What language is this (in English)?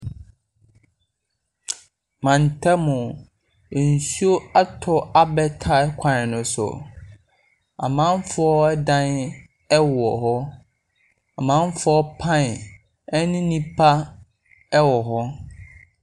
Akan